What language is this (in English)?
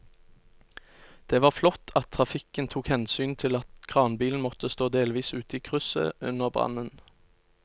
Norwegian